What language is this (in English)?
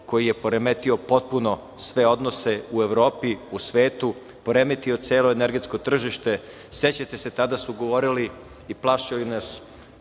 Serbian